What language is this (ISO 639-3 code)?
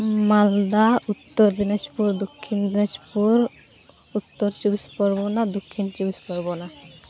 sat